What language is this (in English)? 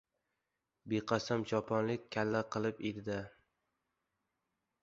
Uzbek